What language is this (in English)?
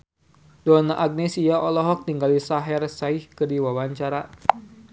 Sundanese